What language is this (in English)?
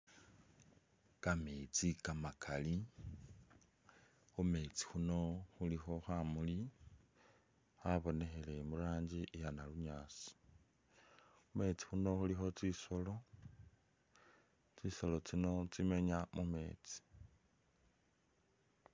Masaaba